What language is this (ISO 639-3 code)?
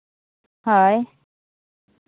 sat